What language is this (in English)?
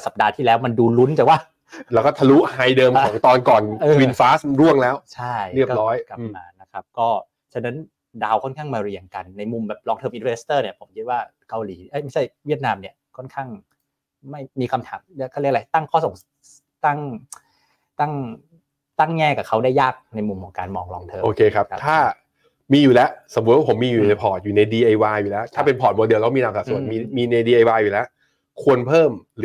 Thai